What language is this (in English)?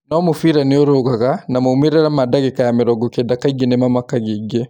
Kikuyu